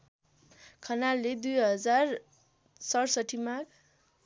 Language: Nepali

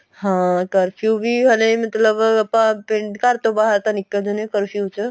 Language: Punjabi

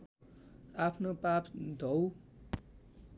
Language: Nepali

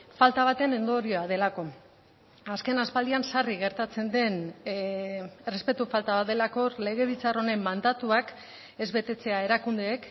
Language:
Basque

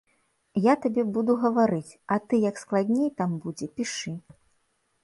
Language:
Belarusian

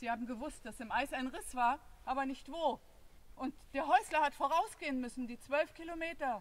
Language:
German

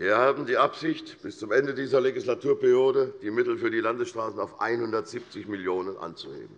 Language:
German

